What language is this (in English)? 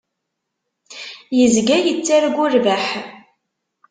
Kabyle